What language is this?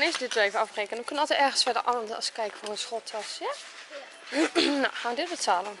Dutch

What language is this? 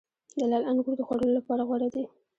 Pashto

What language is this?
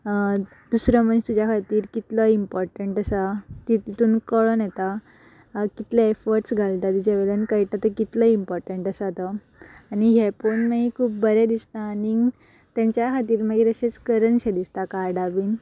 Konkani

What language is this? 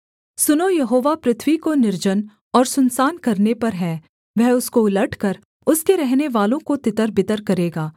Hindi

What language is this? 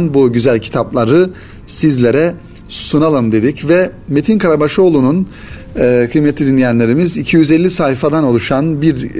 Turkish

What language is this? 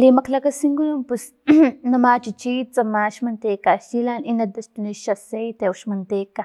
Filomena Mata-Coahuitlán Totonac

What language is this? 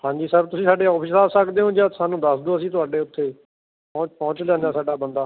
Punjabi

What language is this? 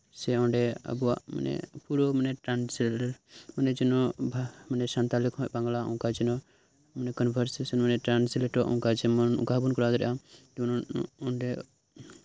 Santali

